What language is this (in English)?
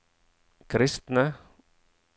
Norwegian